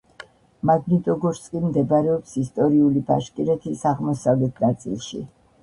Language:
Georgian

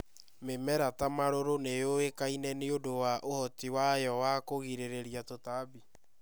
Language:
Kikuyu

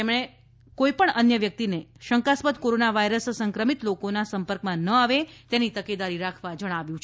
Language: Gujarati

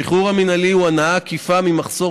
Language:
Hebrew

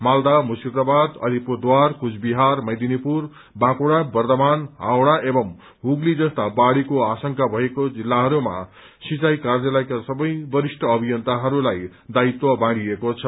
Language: Nepali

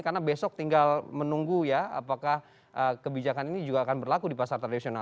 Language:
Indonesian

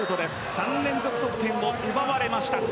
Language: Japanese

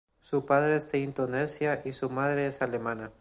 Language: Spanish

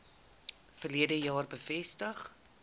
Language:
Afrikaans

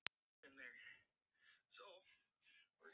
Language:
Icelandic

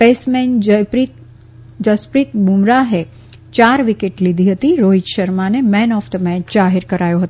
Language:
Gujarati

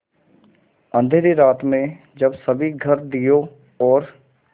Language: Hindi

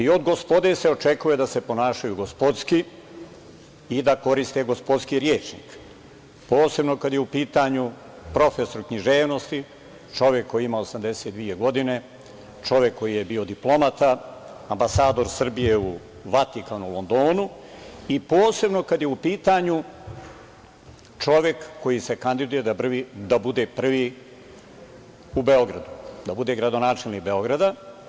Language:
Serbian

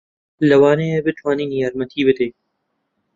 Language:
Central Kurdish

